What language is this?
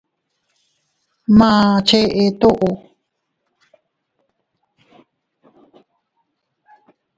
Teutila Cuicatec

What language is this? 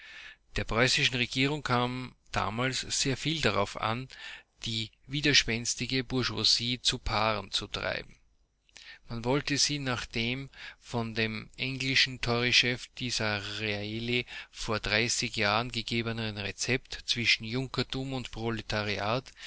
German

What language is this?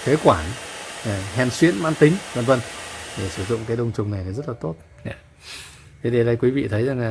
Vietnamese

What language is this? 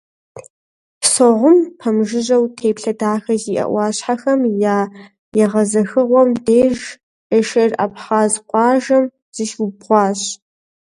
Kabardian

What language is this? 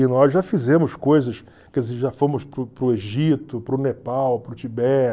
Portuguese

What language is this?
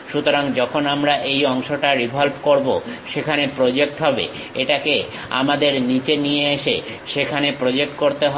Bangla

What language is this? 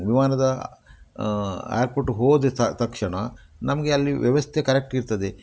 Kannada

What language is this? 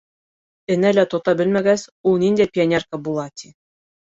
Bashkir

